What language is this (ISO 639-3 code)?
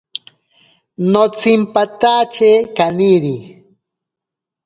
prq